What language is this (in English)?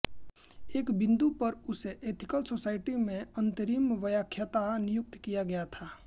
Hindi